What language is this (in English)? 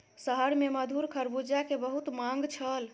Maithili